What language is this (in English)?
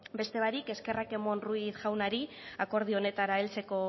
Basque